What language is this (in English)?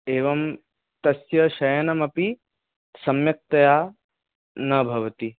Sanskrit